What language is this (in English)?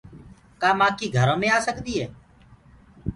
Gurgula